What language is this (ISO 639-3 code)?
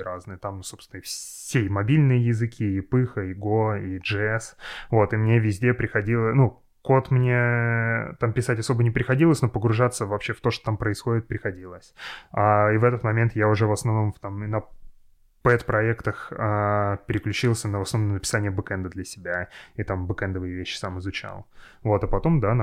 rus